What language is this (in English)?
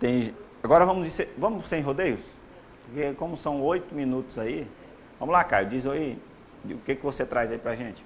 Portuguese